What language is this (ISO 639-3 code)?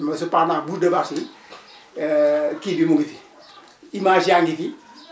wol